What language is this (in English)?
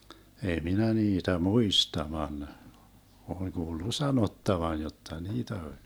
Finnish